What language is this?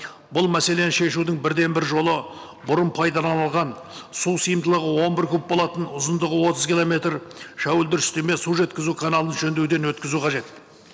Kazakh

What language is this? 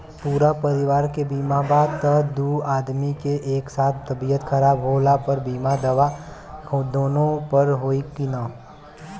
Bhojpuri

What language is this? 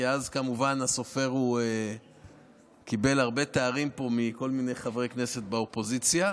Hebrew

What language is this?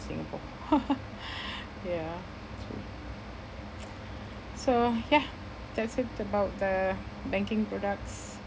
English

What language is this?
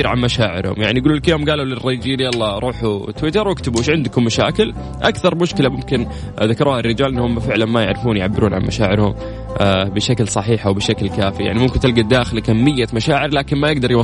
Arabic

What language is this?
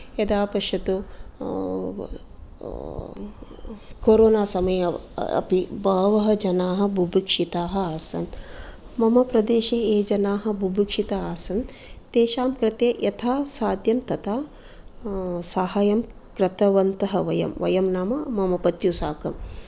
Sanskrit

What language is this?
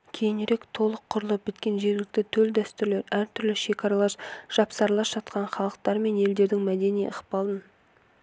Kazakh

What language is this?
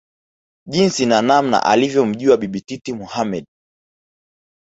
Swahili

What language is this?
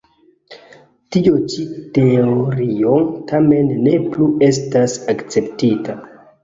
Esperanto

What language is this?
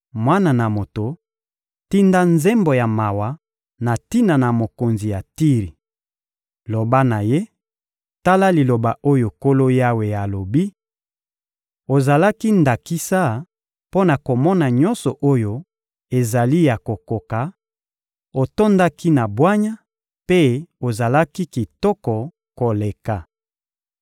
Lingala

